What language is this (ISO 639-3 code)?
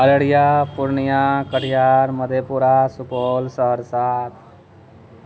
mai